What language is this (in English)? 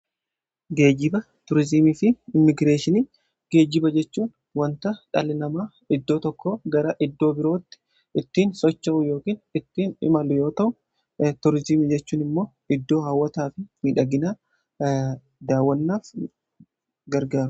Oromo